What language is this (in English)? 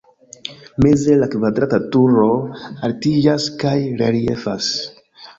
Esperanto